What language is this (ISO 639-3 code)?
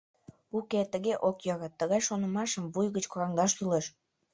chm